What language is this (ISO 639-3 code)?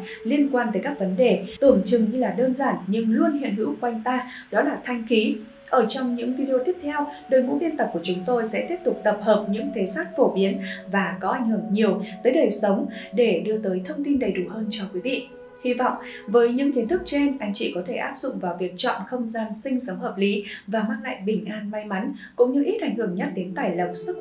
vie